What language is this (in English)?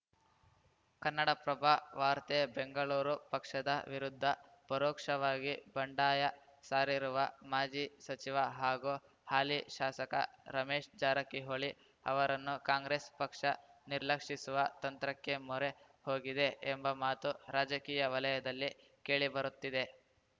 Kannada